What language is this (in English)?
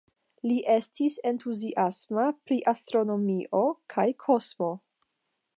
Esperanto